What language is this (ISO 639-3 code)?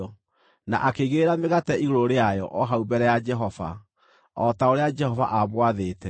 kik